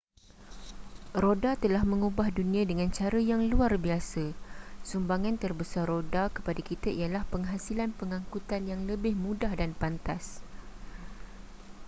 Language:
Malay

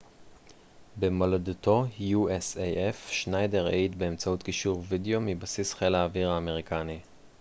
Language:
Hebrew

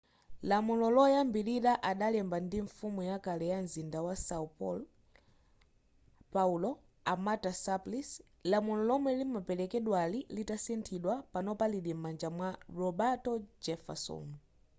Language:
Nyanja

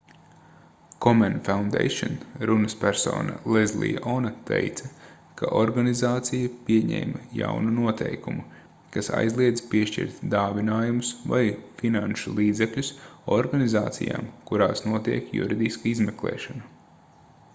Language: Latvian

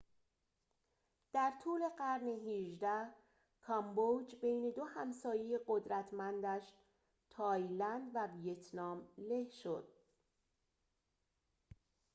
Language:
Persian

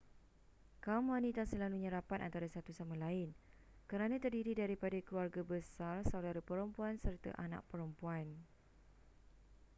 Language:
Malay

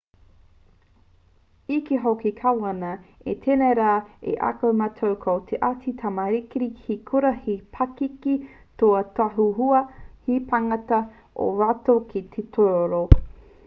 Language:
Māori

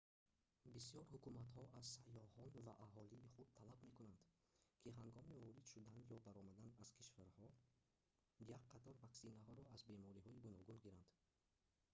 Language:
Tajik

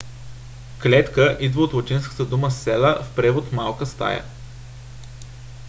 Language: Bulgarian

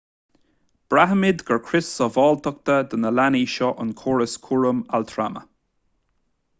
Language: Irish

